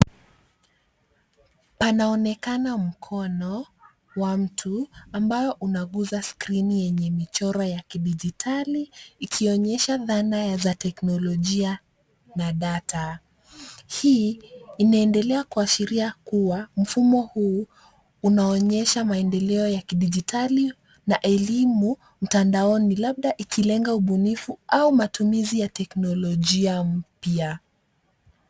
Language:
Swahili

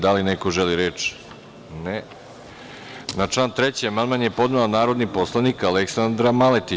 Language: Serbian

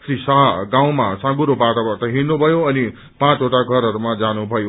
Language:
Nepali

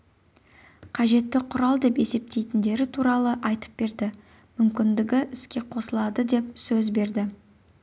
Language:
Kazakh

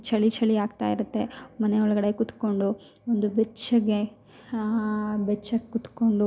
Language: Kannada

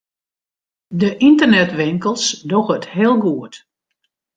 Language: Western Frisian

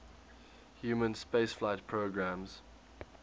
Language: English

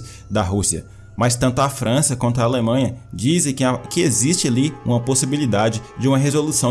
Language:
Portuguese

